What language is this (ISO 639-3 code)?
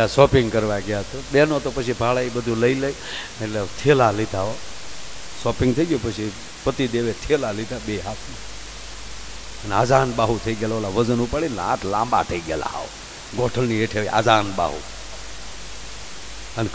guj